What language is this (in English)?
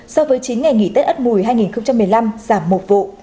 Vietnamese